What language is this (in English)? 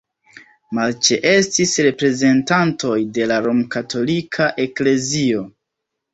Esperanto